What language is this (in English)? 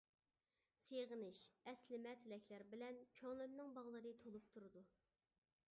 Uyghur